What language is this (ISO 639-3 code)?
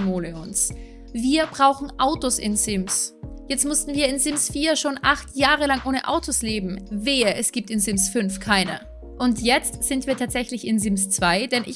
deu